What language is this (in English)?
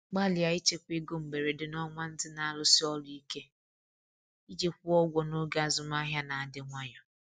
Igbo